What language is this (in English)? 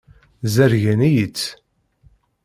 Kabyle